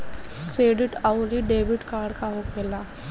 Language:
Bhojpuri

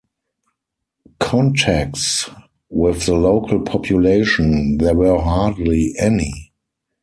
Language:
English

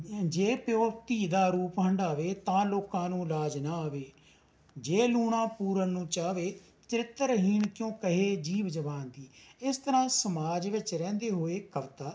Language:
Punjabi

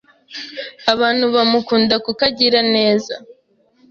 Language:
Kinyarwanda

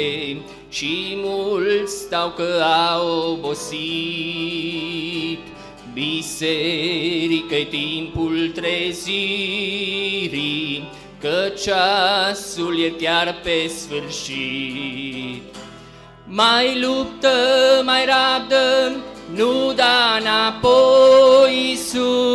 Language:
Romanian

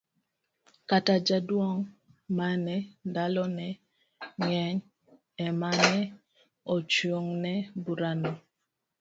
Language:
Luo (Kenya and Tanzania)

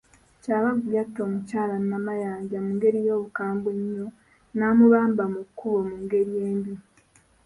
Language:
Ganda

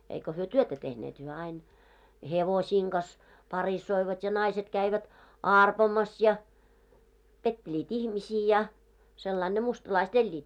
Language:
Finnish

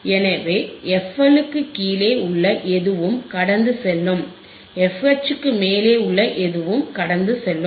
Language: Tamil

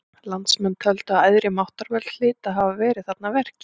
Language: Icelandic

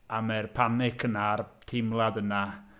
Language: Welsh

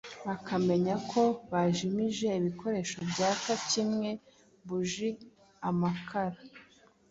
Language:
Kinyarwanda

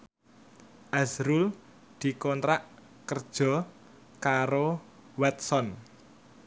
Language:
Javanese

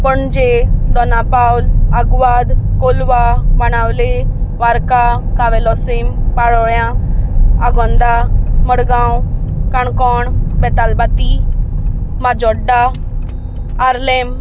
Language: Konkani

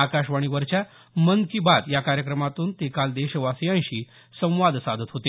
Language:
Marathi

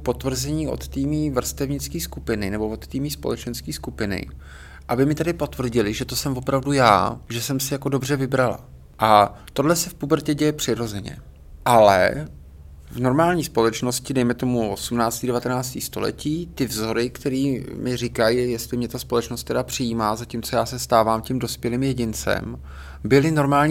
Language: Czech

